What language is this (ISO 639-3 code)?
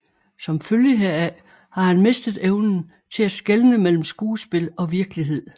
dan